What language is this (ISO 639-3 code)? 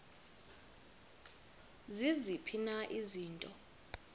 xho